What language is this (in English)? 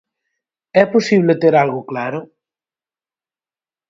Galician